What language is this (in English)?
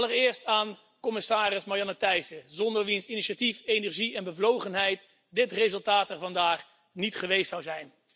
Dutch